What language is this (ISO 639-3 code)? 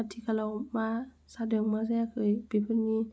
brx